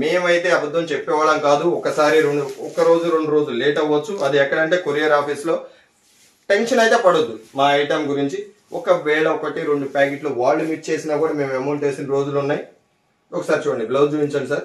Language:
Telugu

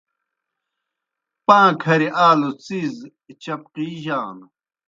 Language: Kohistani Shina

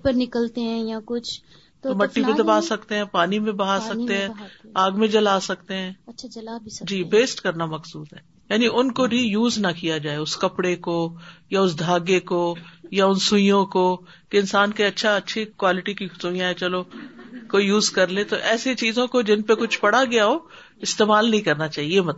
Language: Urdu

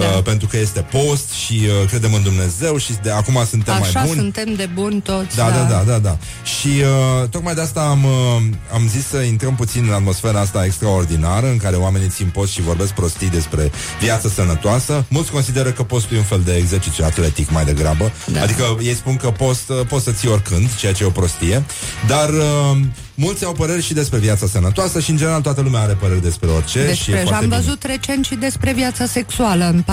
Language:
Romanian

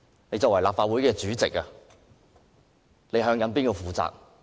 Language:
Cantonese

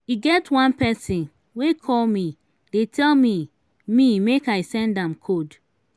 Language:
Nigerian Pidgin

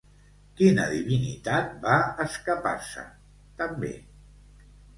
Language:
Catalan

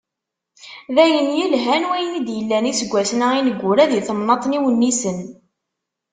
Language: Kabyle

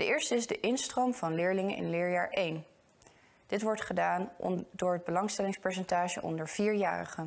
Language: Dutch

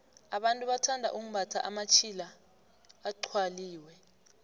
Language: South Ndebele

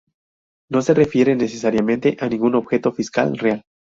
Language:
Spanish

